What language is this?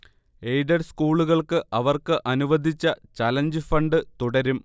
Malayalam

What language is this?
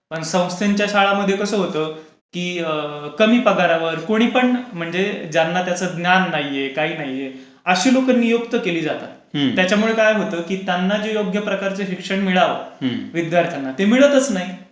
Marathi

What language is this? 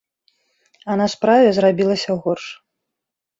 Belarusian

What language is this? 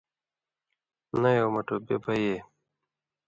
Indus Kohistani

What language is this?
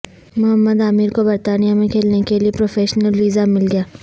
Urdu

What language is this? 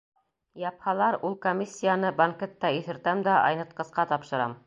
Bashkir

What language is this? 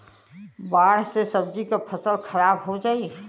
Bhojpuri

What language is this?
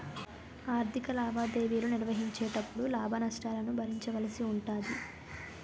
Telugu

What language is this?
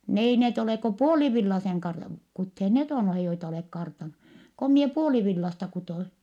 Finnish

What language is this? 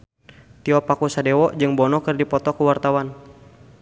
Sundanese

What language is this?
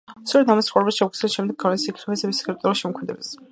Georgian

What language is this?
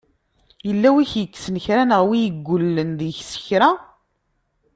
Kabyle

